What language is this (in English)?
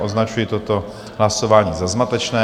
Czech